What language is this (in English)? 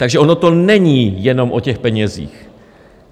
Czech